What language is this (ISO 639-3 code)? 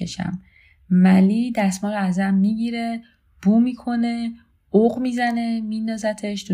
fas